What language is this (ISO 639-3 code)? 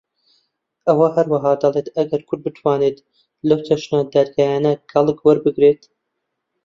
ckb